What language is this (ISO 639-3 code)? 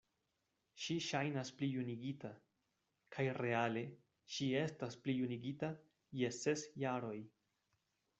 epo